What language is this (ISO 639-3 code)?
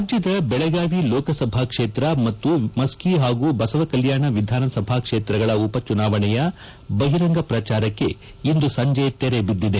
kan